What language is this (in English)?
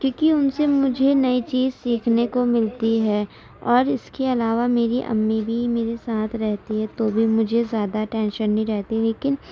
Urdu